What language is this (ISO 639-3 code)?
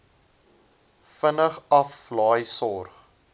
afr